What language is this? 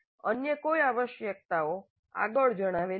Gujarati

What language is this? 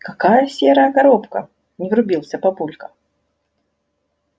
Russian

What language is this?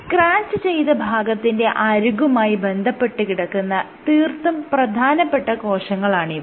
Malayalam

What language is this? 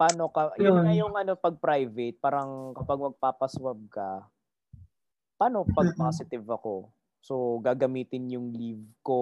Filipino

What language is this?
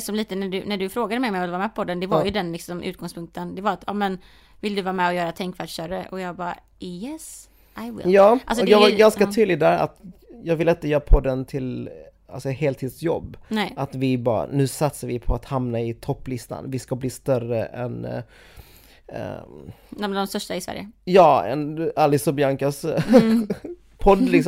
Swedish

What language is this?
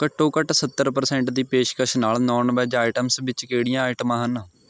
Punjabi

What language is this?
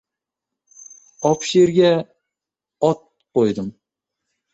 Uzbek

